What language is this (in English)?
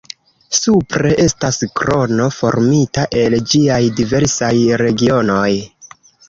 Esperanto